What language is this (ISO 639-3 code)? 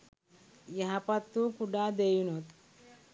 sin